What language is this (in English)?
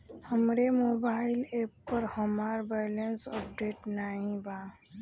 Bhojpuri